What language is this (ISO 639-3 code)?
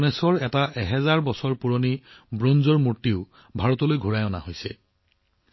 asm